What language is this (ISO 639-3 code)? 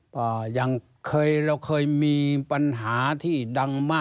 tha